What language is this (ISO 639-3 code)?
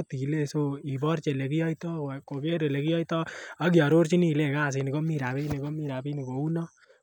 kln